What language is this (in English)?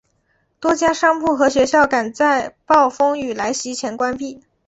Chinese